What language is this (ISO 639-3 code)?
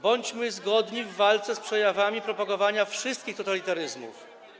pol